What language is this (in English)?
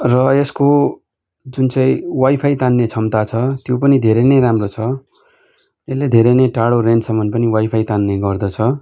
Nepali